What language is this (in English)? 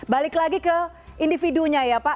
Indonesian